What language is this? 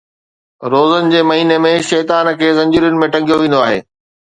Sindhi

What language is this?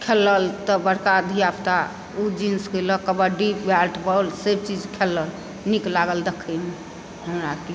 Maithili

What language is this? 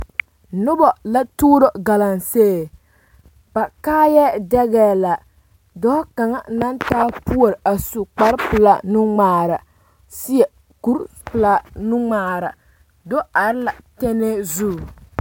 Southern Dagaare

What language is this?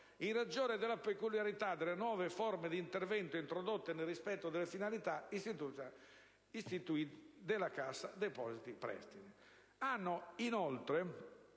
Italian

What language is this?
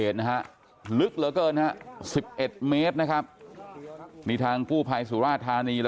Thai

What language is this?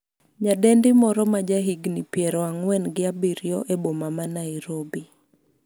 Luo (Kenya and Tanzania)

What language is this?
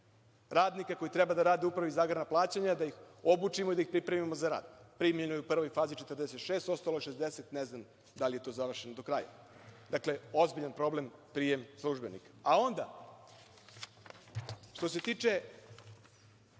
Serbian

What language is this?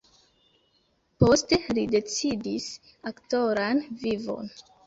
Esperanto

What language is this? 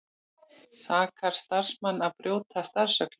Icelandic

